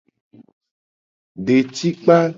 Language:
Gen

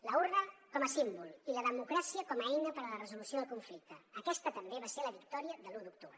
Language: Catalan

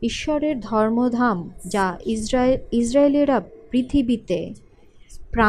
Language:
Bangla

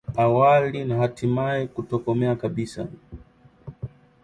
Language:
Swahili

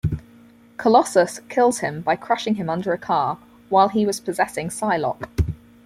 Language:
English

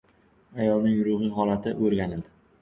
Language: Uzbek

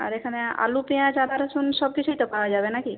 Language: Bangla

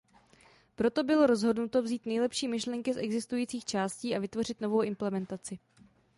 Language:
Czech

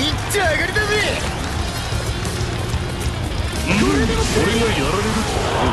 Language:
Japanese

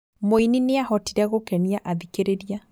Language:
Kikuyu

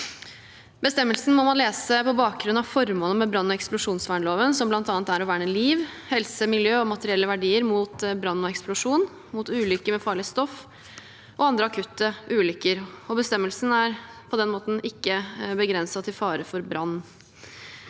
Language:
Norwegian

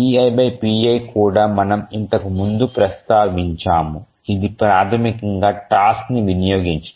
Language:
Telugu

